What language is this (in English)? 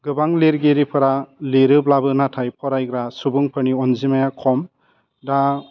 Bodo